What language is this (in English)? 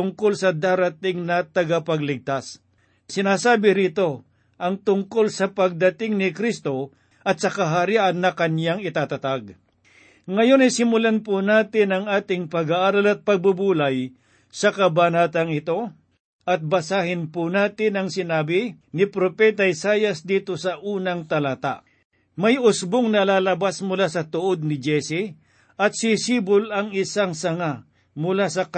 Filipino